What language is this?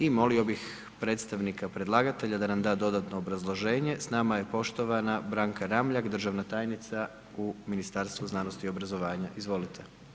Croatian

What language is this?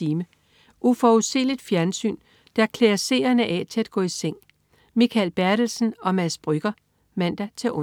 Danish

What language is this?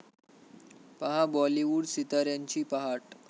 Marathi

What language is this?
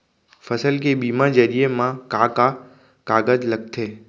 Chhattisgarhi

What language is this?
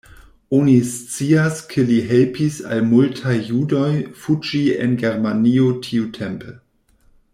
Esperanto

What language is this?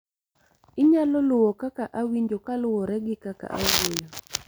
Luo (Kenya and Tanzania)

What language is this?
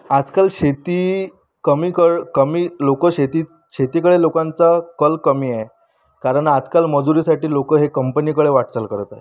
Marathi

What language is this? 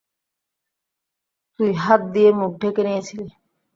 Bangla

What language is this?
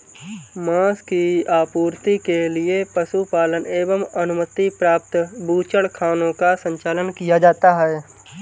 Hindi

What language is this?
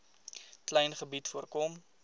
Afrikaans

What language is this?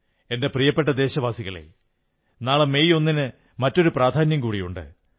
Malayalam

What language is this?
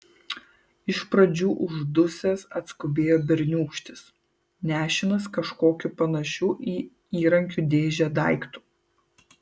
Lithuanian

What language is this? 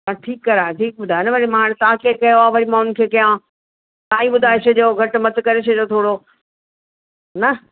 Sindhi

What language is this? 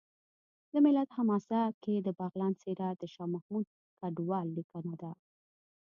Pashto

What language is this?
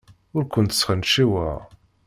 Kabyle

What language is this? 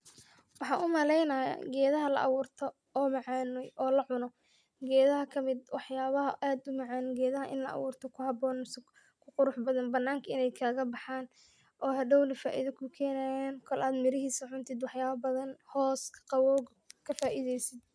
Somali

